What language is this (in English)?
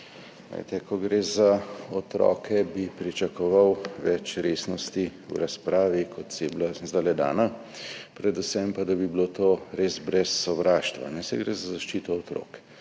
Slovenian